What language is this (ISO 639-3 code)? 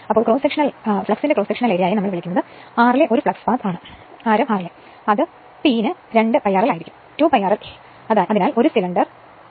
mal